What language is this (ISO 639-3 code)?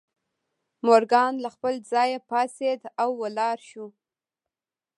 pus